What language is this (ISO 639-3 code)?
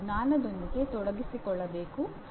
kan